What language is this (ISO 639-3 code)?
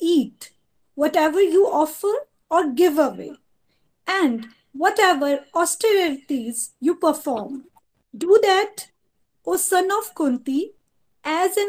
hin